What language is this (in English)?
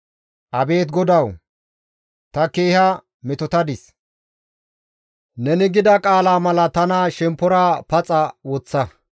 Gamo